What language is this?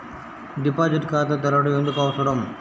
Telugu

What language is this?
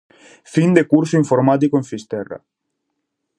Galician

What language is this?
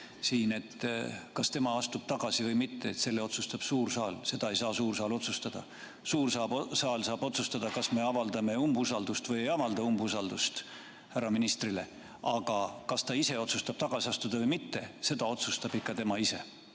Estonian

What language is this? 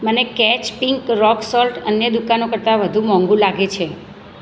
Gujarati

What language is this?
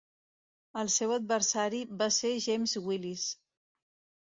Catalan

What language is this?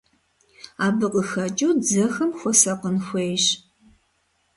Kabardian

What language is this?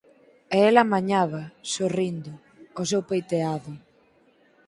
Galician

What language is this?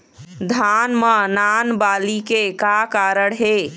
Chhattisgarhi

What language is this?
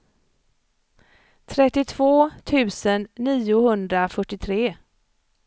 Swedish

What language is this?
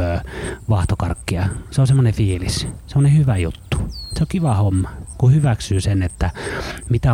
Finnish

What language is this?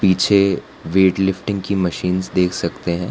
Hindi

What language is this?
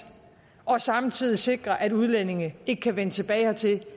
Danish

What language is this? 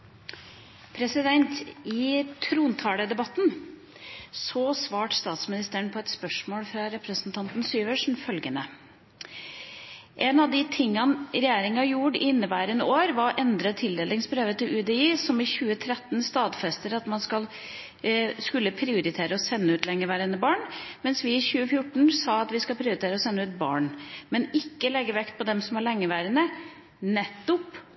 Norwegian Bokmål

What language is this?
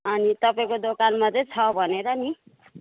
Nepali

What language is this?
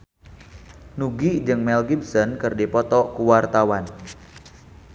Sundanese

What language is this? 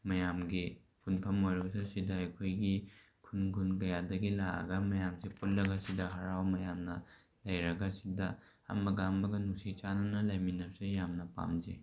Manipuri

